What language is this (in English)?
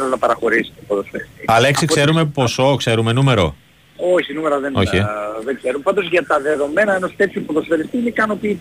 Greek